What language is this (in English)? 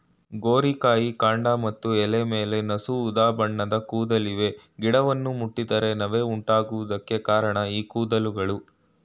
Kannada